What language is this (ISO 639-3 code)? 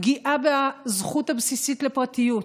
heb